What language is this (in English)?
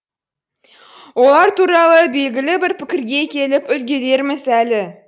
Kazakh